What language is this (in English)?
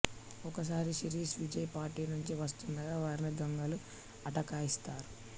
Telugu